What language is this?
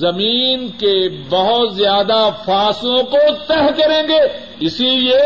Urdu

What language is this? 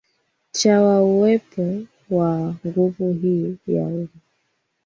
Swahili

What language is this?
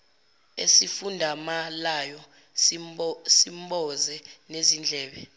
Zulu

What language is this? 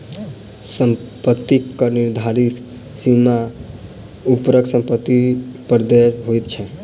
Maithili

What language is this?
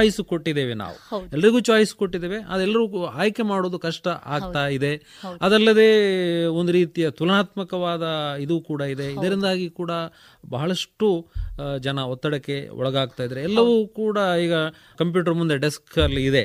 Kannada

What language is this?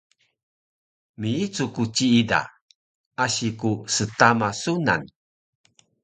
Taroko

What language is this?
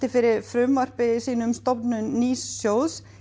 Icelandic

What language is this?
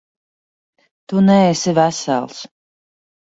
Latvian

